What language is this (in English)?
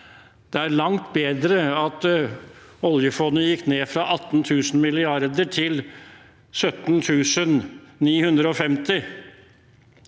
Norwegian